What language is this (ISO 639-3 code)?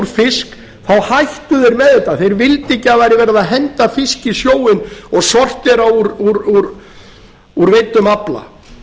isl